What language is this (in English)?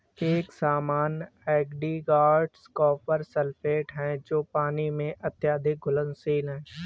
Hindi